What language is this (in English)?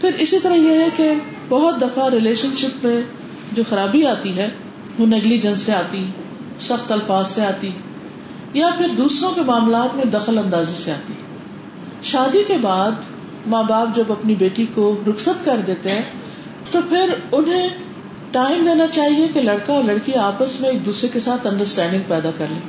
Urdu